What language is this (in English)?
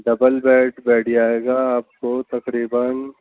Urdu